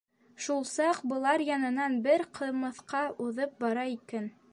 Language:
Bashkir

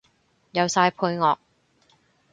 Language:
Cantonese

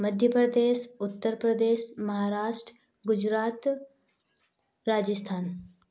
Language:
Hindi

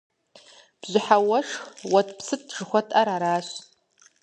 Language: Kabardian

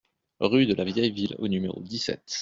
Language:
French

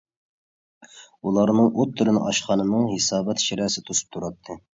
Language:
Uyghur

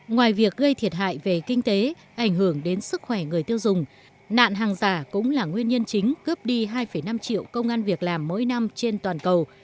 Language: Vietnamese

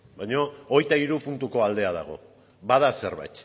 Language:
Basque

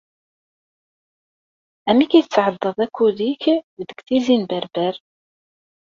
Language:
Kabyle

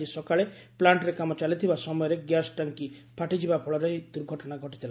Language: Odia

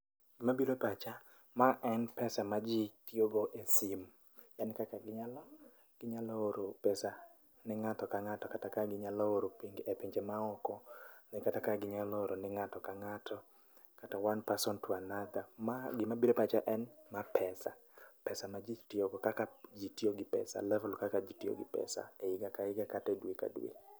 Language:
Luo (Kenya and Tanzania)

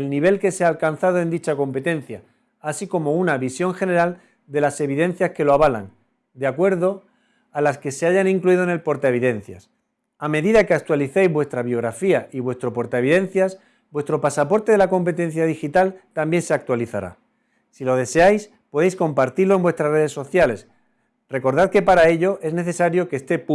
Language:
Spanish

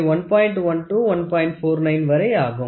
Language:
Tamil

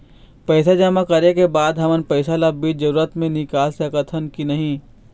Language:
Chhattisgarhi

